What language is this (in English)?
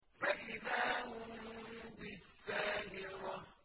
Arabic